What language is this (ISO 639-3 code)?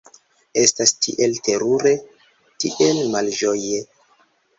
epo